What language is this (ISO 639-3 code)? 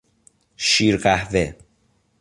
fas